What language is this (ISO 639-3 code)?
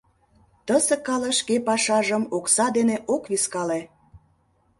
chm